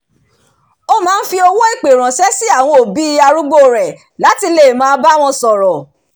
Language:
Yoruba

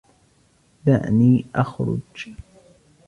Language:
Arabic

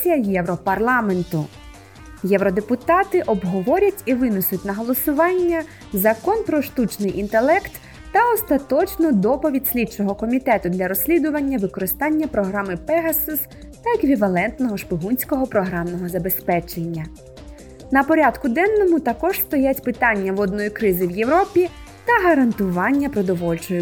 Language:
Ukrainian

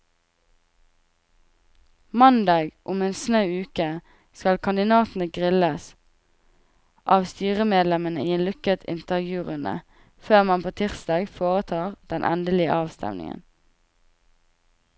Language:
Norwegian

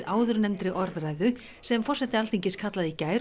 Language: Icelandic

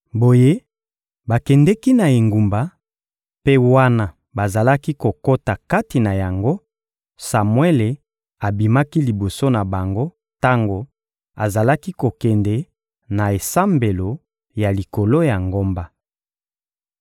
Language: Lingala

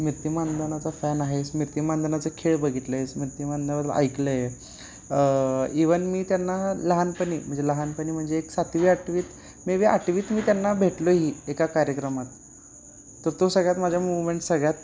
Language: Marathi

